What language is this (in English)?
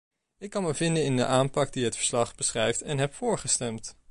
Dutch